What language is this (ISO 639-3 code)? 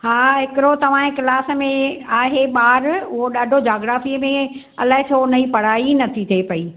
snd